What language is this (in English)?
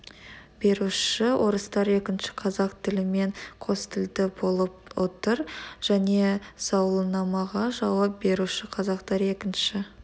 Kazakh